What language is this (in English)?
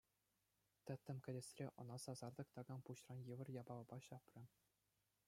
Chuvash